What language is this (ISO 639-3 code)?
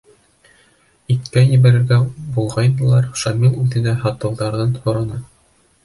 bak